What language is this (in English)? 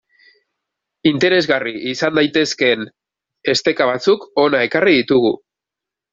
Basque